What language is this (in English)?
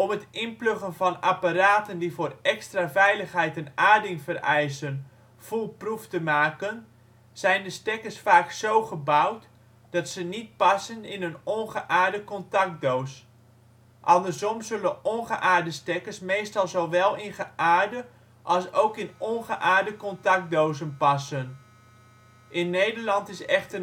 Dutch